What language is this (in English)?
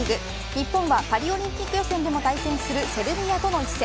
Japanese